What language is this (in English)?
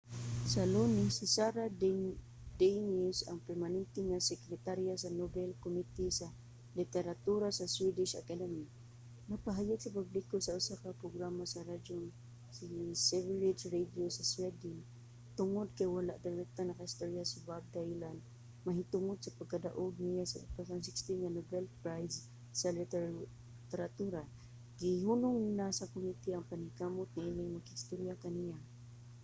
Cebuano